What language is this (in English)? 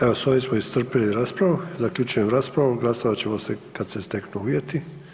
Croatian